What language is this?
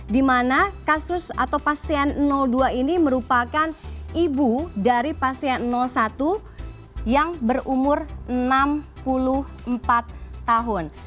Indonesian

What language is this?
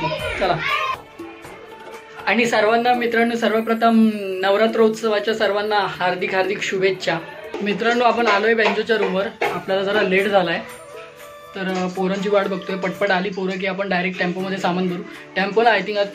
English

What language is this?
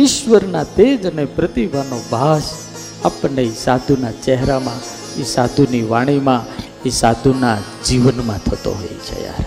Gujarati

